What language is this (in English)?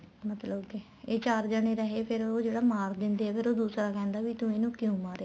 Punjabi